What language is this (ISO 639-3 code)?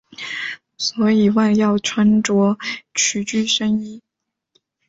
zho